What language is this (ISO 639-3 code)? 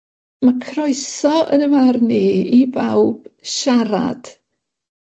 cym